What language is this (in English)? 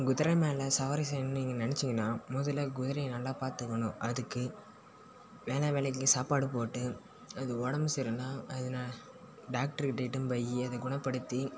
Tamil